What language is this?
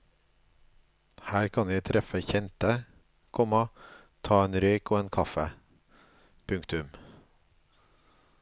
Norwegian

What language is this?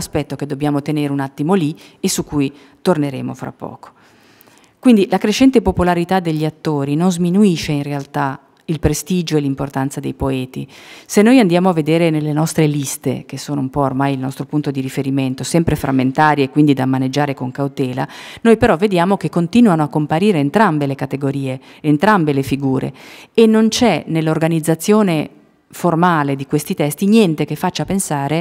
Italian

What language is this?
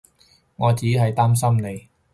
Cantonese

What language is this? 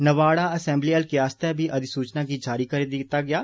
Dogri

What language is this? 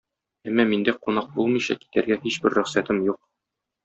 Tatar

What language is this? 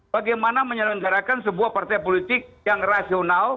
Indonesian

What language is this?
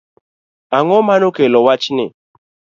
Luo (Kenya and Tanzania)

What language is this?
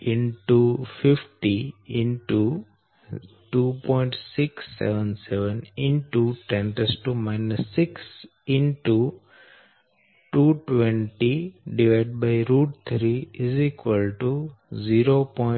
Gujarati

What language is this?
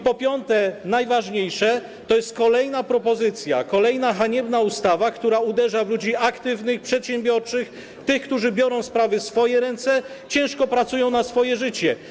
Polish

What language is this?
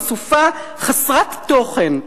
Hebrew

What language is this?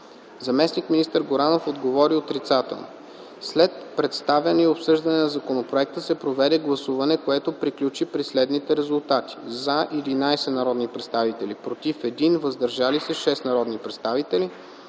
Bulgarian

